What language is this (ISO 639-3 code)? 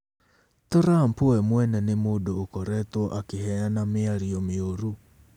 kik